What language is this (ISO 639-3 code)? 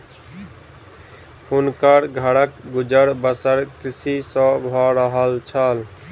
mai